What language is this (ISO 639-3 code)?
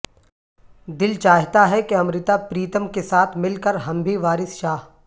urd